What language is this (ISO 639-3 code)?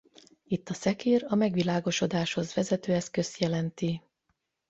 hun